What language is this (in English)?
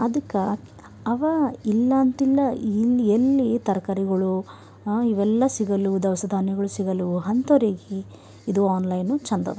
Kannada